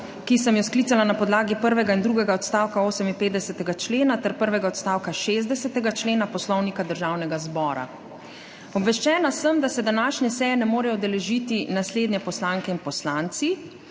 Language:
Slovenian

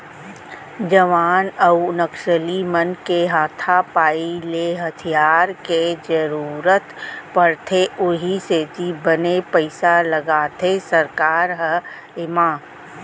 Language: Chhattisgarhi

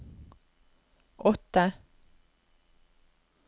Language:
Norwegian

